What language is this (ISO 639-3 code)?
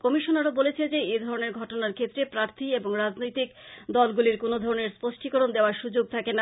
ben